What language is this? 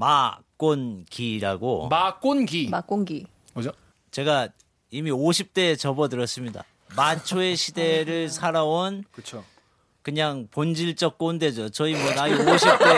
Korean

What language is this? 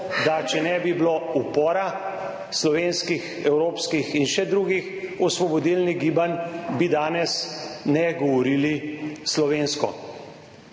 Slovenian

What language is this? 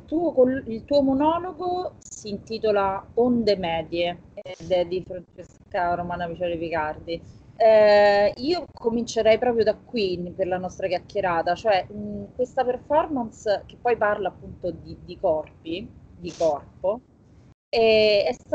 Italian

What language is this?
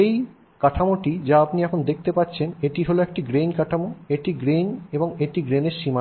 Bangla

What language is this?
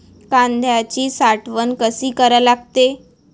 Marathi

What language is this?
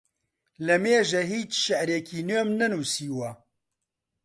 Central Kurdish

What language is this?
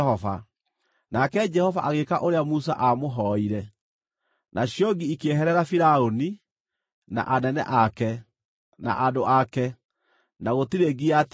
Kikuyu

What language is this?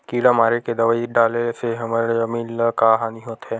Chhattisgarhi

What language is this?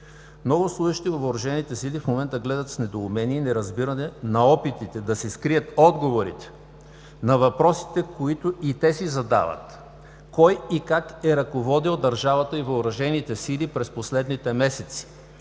Bulgarian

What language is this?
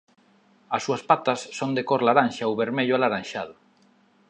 Galician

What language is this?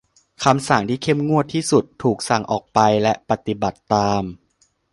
Thai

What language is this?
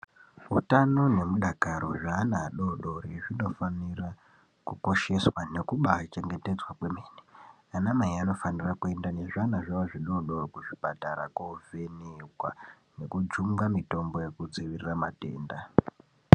Ndau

